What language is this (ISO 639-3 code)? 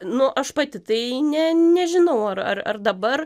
lit